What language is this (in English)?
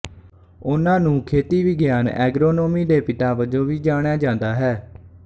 Punjabi